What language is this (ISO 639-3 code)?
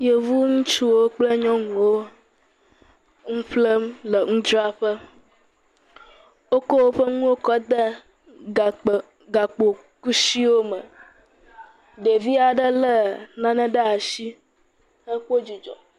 ewe